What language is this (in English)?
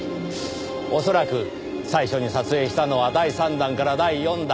Japanese